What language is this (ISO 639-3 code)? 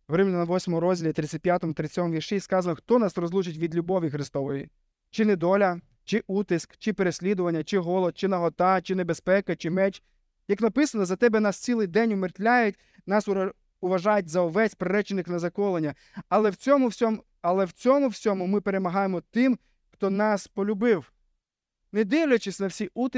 ukr